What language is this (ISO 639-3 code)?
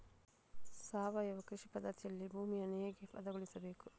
kan